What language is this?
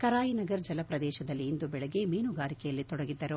Kannada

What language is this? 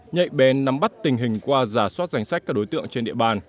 Vietnamese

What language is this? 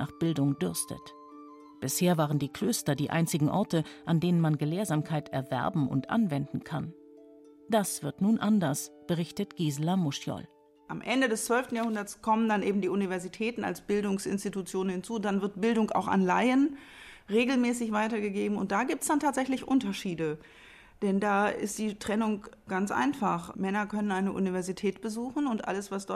German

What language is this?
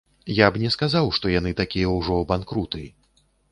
Belarusian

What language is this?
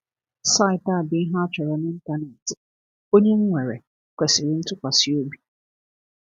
Igbo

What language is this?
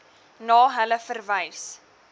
Afrikaans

